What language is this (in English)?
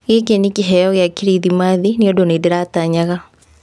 Kikuyu